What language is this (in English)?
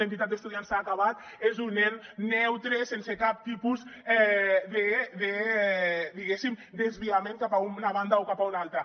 Catalan